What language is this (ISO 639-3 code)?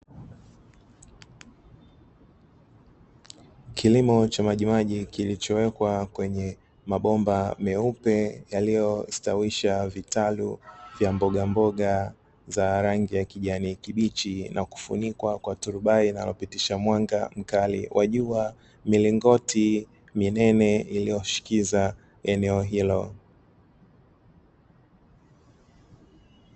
swa